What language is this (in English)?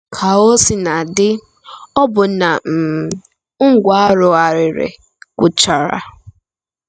Igbo